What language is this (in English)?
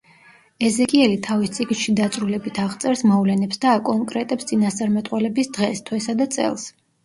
Georgian